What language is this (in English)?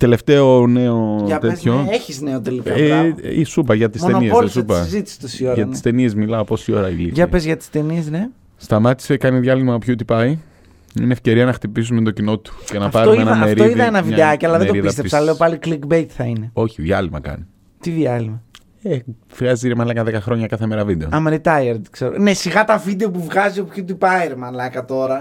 Greek